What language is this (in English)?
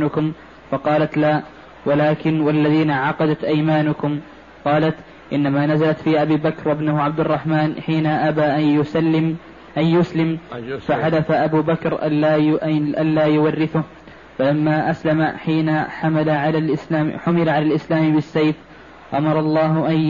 Arabic